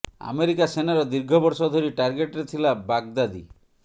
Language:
Odia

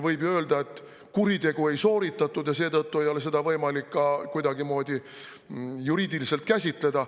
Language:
Estonian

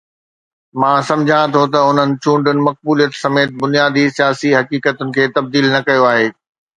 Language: Sindhi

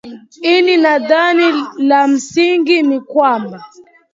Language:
Swahili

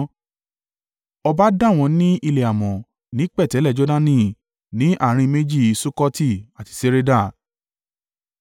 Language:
Yoruba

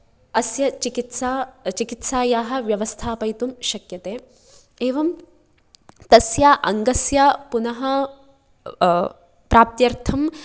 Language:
Sanskrit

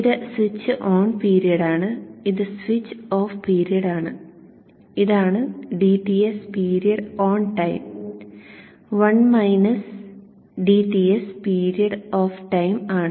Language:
Malayalam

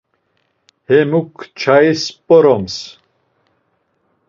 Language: Laz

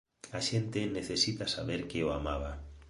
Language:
Galician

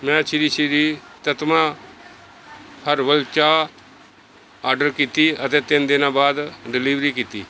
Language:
Punjabi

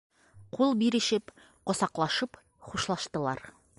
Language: Bashkir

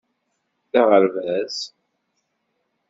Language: Kabyle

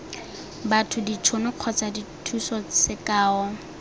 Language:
Tswana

